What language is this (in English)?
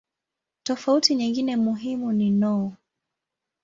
Swahili